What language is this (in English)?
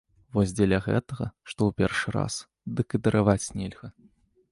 Belarusian